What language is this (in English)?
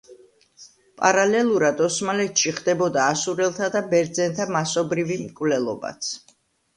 Georgian